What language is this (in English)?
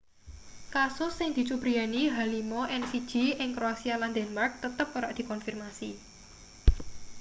Javanese